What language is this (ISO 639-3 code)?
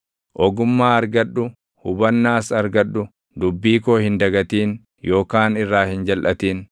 orm